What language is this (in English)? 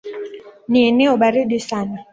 Swahili